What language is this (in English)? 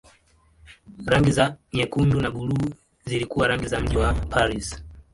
Swahili